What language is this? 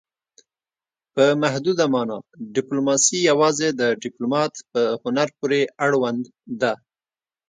Pashto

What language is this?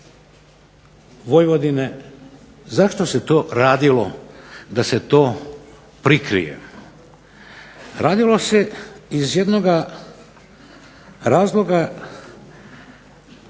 Croatian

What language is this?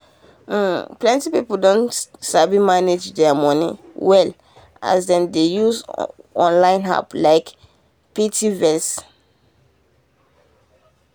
Nigerian Pidgin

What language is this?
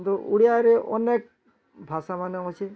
Odia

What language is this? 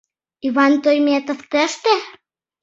Mari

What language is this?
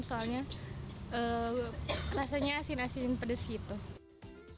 Indonesian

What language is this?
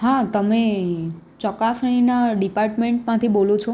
Gujarati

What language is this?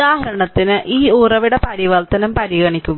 Malayalam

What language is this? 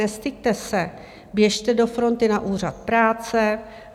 Czech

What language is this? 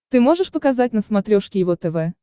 Russian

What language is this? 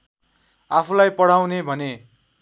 Nepali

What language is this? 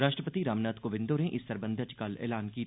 Dogri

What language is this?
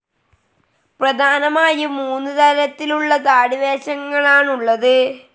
Malayalam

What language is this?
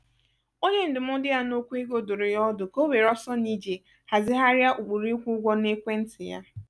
Igbo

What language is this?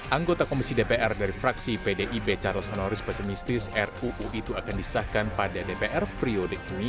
Indonesian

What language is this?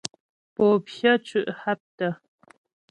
Ghomala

